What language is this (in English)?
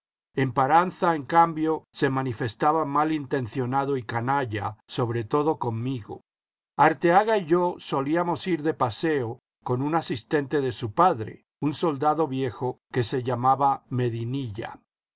Spanish